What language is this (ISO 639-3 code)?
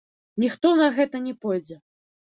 bel